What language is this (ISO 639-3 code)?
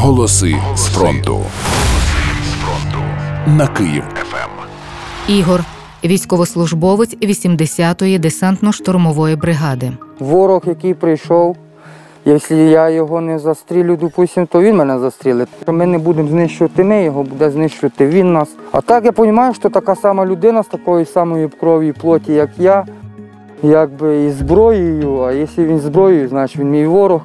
ukr